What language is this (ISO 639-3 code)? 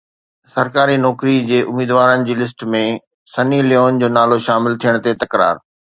snd